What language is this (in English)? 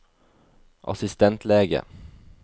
Norwegian